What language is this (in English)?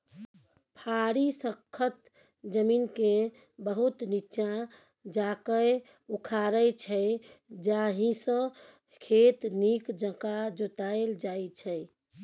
Maithili